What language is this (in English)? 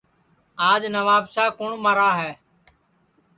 Sansi